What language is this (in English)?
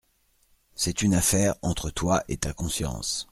French